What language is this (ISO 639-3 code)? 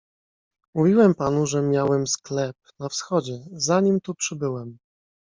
pol